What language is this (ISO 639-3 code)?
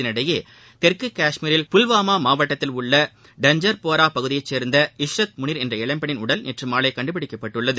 tam